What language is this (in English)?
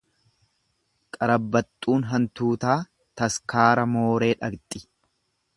Oromo